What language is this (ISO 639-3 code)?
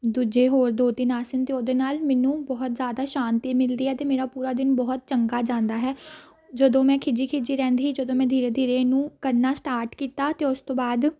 pan